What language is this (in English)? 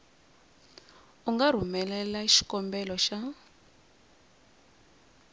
Tsonga